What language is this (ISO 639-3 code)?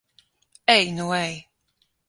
lav